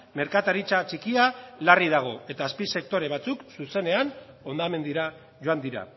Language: Basque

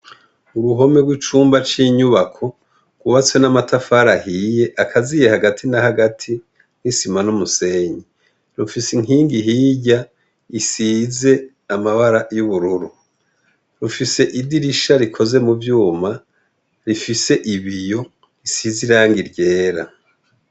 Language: Rundi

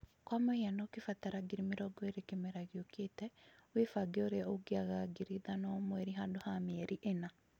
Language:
Kikuyu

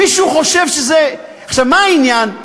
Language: Hebrew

